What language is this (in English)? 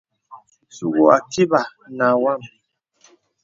Bebele